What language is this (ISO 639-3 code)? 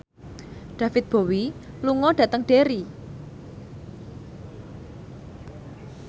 jav